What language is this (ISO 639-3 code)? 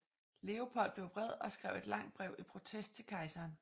dan